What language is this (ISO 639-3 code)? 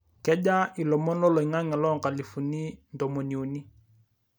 mas